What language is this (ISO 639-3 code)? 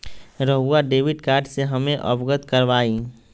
mag